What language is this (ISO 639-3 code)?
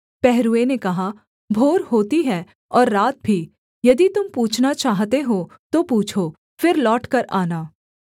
hin